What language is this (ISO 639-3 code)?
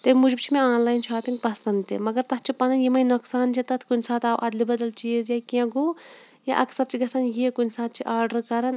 kas